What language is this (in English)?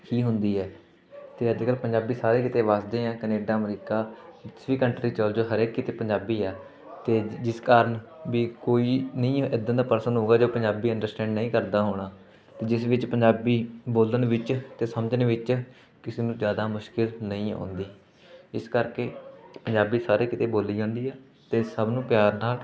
Punjabi